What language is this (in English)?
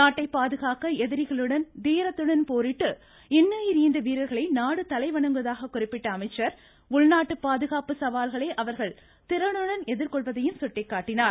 Tamil